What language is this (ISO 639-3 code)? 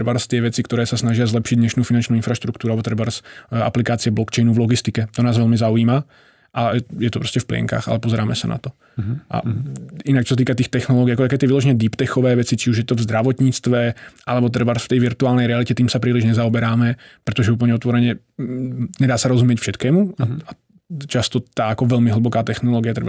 ces